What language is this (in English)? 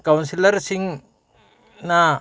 Manipuri